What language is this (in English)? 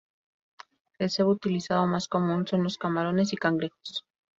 Spanish